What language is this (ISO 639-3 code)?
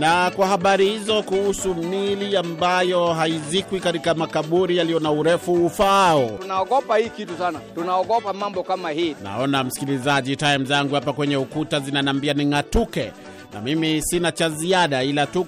swa